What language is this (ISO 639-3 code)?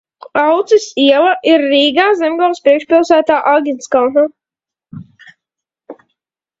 lav